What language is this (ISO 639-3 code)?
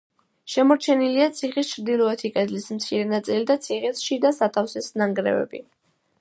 kat